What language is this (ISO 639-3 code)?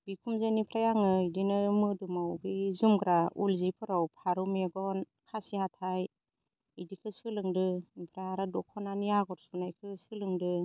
brx